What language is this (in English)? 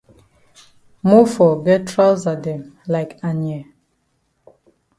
Cameroon Pidgin